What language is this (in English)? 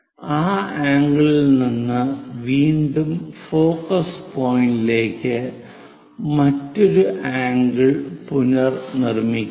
Malayalam